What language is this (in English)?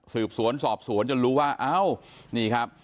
Thai